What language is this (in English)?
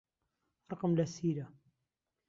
Central Kurdish